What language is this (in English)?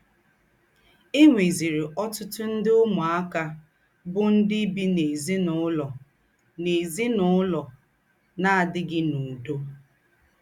Igbo